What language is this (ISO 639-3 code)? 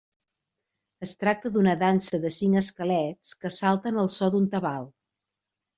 cat